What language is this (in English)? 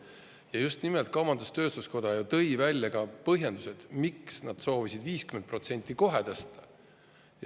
Estonian